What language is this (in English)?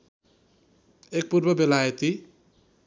Nepali